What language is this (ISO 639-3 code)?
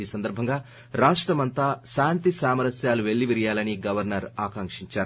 tel